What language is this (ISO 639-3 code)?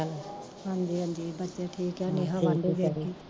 pan